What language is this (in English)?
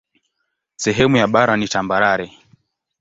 Swahili